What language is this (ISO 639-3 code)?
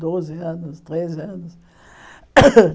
por